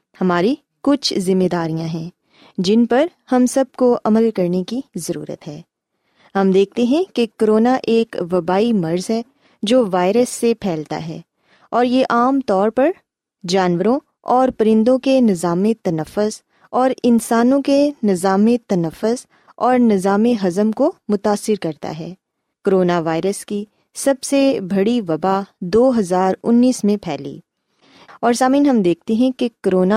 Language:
Urdu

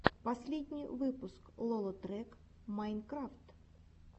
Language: Russian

